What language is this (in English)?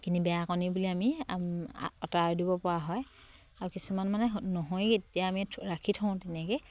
Assamese